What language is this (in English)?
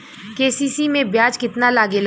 Bhojpuri